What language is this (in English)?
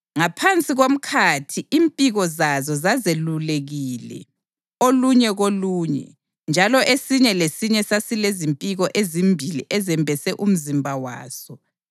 North Ndebele